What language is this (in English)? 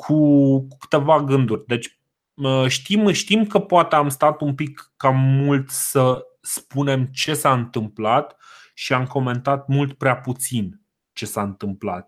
Romanian